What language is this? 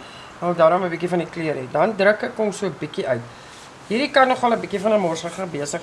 Dutch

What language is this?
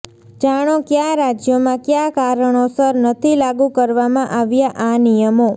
Gujarati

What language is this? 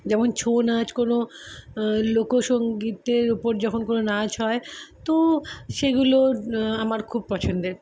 Bangla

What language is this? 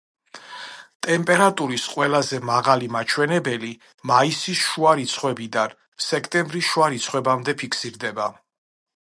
Georgian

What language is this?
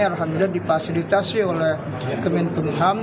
Indonesian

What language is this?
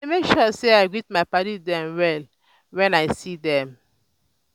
Nigerian Pidgin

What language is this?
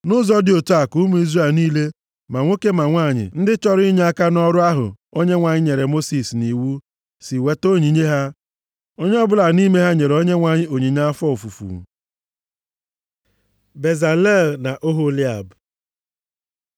Igbo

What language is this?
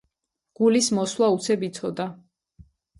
Georgian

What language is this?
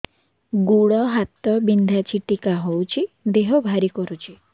Odia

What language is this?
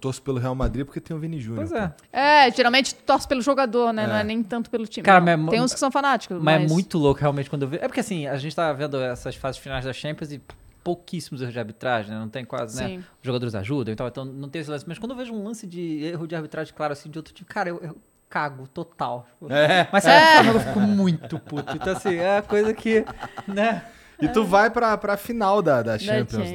Portuguese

